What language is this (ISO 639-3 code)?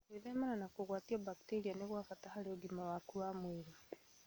kik